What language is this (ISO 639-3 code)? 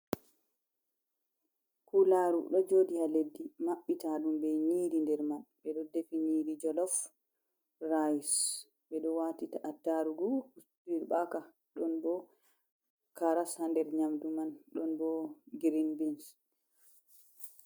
ful